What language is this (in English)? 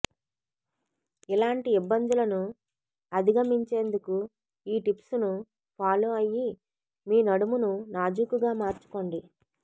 Telugu